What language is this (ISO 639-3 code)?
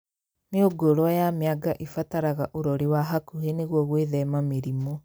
kik